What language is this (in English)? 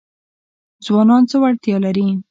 Pashto